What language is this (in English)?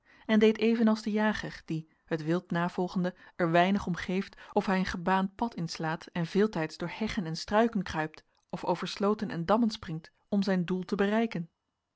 Dutch